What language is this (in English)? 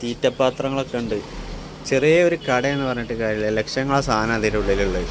Malayalam